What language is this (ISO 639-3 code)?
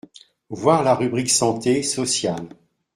fra